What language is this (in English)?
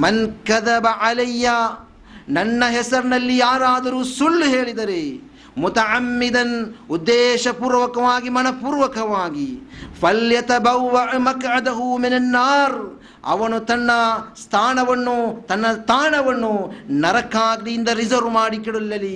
Kannada